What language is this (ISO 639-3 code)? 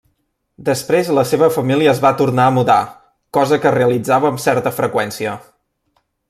cat